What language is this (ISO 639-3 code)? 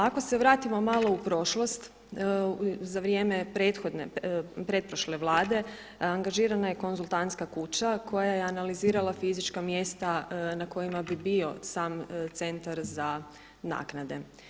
hrv